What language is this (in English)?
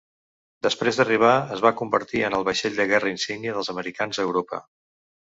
Catalan